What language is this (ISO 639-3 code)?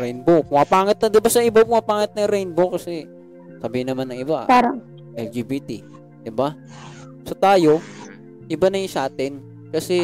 fil